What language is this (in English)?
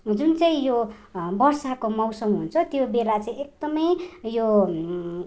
Nepali